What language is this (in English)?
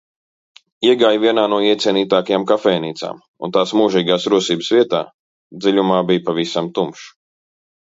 Latvian